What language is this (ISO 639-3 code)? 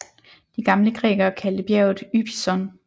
dan